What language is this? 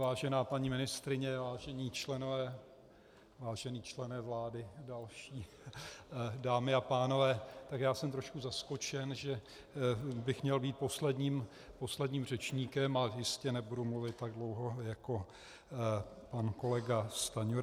Czech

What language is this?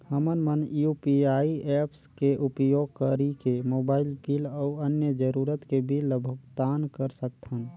Chhattisgarhi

